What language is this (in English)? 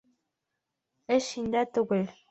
Bashkir